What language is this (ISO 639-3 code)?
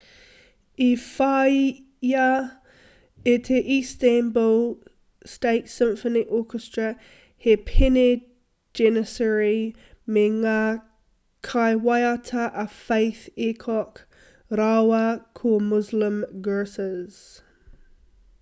mri